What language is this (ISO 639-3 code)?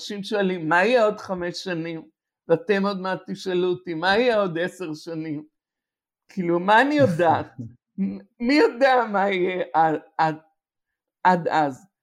heb